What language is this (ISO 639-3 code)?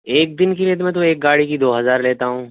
urd